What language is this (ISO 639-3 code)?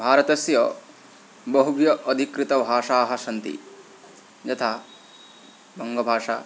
san